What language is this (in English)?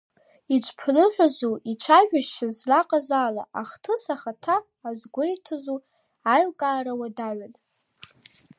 Abkhazian